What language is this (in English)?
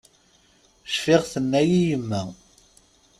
Kabyle